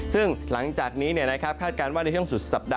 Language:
Thai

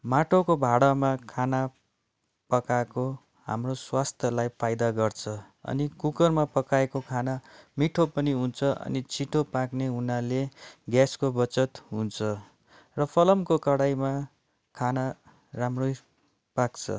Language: Nepali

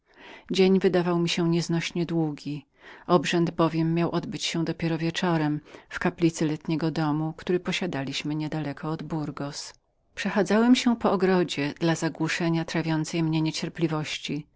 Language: Polish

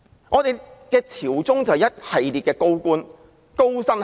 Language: Cantonese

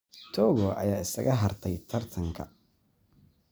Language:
Somali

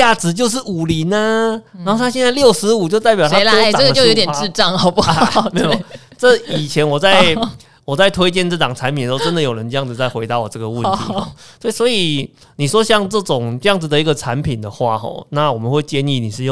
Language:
Chinese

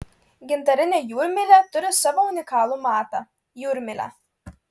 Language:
Lithuanian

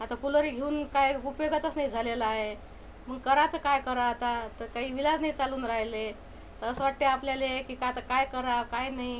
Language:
Marathi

